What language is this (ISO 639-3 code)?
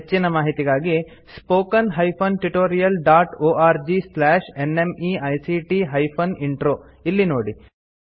kan